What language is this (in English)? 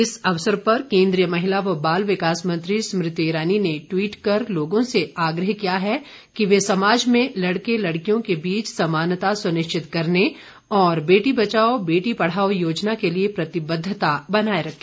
Hindi